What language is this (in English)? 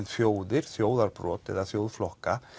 Icelandic